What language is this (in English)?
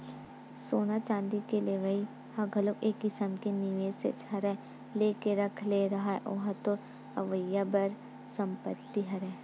Chhattisgarhi